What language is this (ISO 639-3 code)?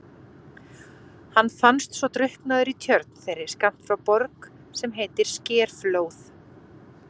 isl